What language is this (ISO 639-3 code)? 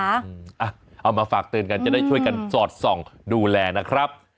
tha